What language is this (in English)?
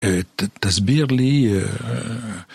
Hebrew